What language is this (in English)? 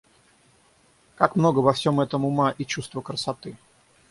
Russian